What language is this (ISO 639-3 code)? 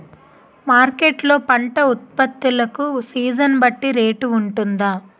tel